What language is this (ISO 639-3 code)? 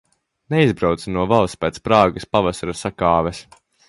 lav